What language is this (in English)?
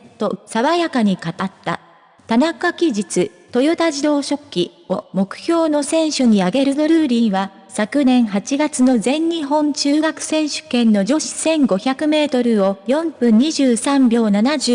Japanese